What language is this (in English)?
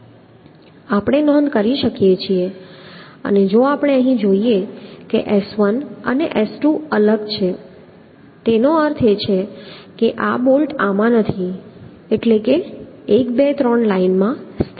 Gujarati